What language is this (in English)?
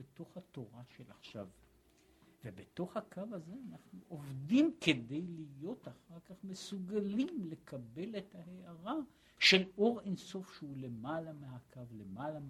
Hebrew